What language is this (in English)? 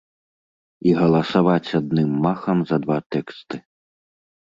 Belarusian